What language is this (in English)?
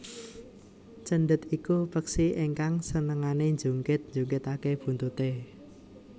Javanese